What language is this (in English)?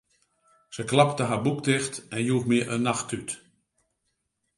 Western Frisian